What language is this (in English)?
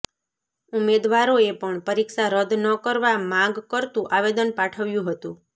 Gujarati